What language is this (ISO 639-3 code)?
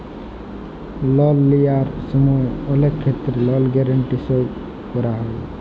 ben